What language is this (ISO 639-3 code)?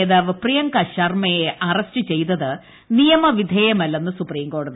mal